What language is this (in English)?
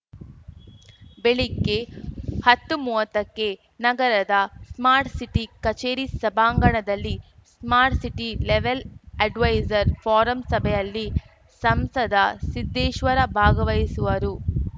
Kannada